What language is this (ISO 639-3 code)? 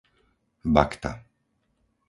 slk